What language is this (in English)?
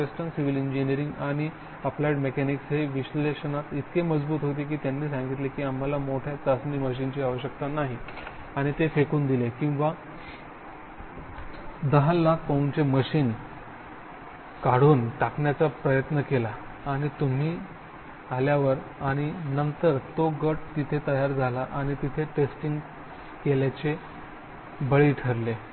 Marathi